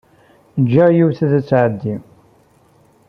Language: Kabyle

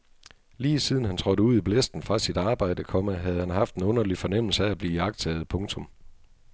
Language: Danish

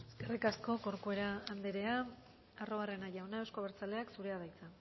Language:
Basque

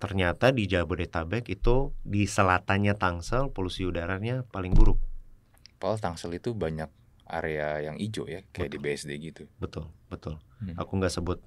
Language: Indonesian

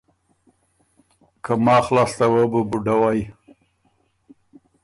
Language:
Ormuri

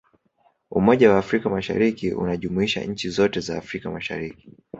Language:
Swahili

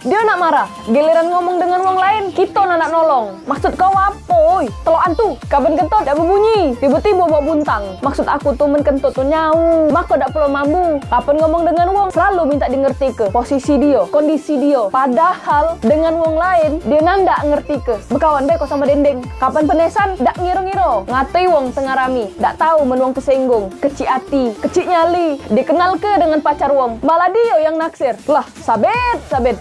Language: Indonesian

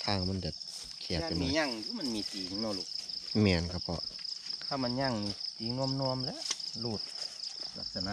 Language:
Thai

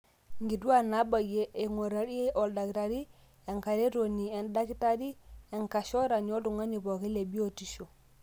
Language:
Masai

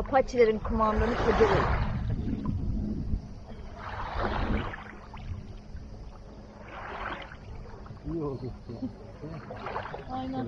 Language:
Turkish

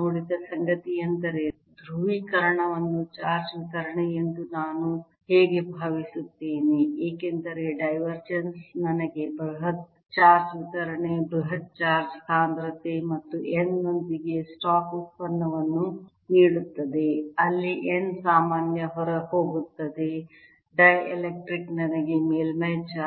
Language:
Kannada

